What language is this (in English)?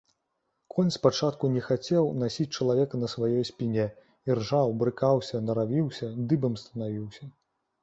Belarusian